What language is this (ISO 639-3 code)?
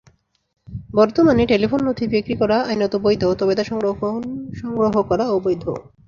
ben